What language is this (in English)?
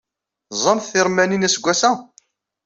Kabyle